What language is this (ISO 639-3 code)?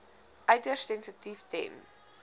afr